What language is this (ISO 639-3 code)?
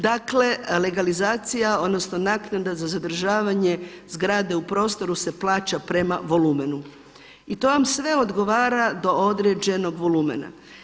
hrv